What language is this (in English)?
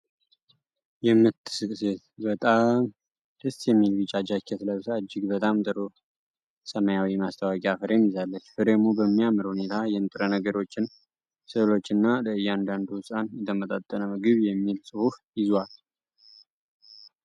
Amharic